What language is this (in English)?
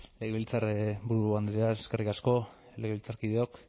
Basque